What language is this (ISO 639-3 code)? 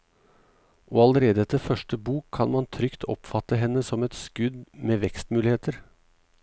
nor